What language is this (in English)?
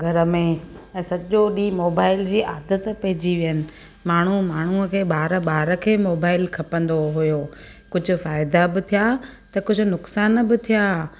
Sindhi